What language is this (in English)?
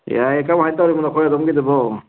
Manipuri